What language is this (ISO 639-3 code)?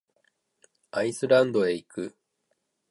jpn